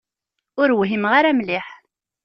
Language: Kabyle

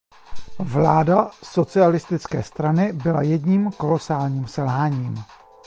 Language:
Czech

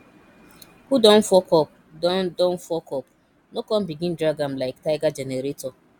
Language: Nigerian Pidgin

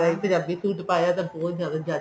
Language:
Punjabi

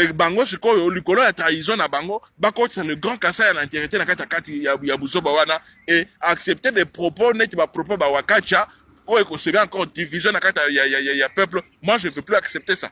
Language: French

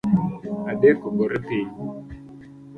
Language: Luo (Kenya and Tanzania)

